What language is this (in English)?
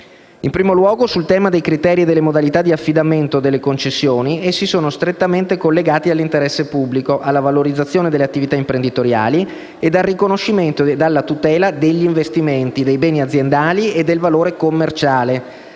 Italian